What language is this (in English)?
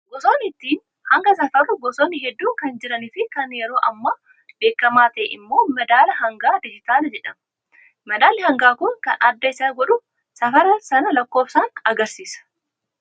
Oromo